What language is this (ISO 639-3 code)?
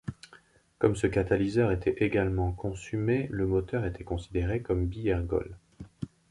fra